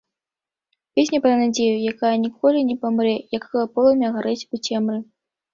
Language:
Belarusian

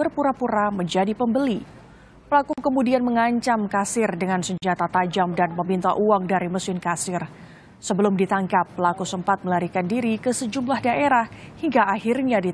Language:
Indonesian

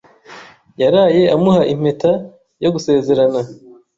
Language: Kinyarwanda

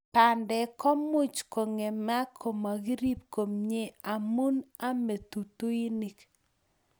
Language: Kalenjin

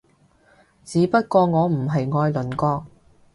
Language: Cantonese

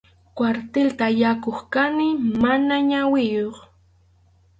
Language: Arequipa-La Unión Quechua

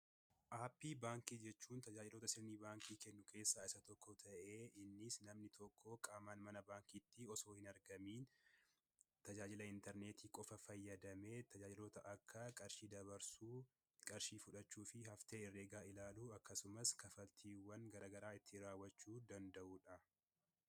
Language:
Oromo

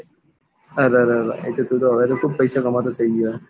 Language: Gujarati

